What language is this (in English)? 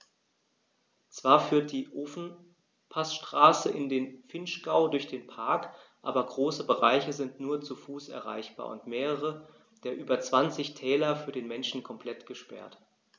German